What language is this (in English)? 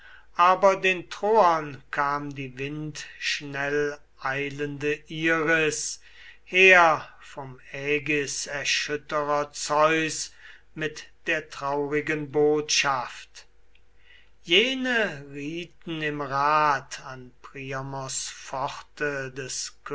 German